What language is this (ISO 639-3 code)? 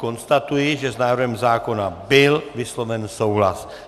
ces